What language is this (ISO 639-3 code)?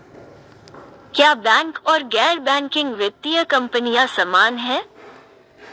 hin